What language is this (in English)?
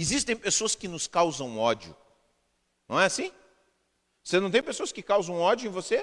Portuguese